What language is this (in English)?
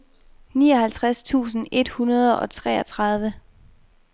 Danish